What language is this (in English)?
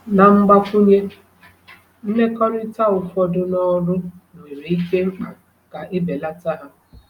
Igbo